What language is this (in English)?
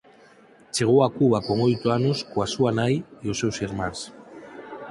Galician